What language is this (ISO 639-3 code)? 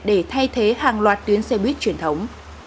vie